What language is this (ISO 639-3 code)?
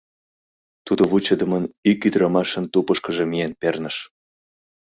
chm